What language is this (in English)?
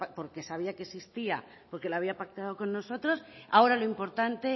Spanish